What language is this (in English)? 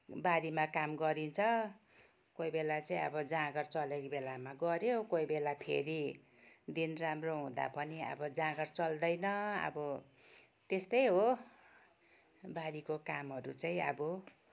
Nepali